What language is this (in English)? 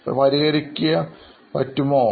Malayalam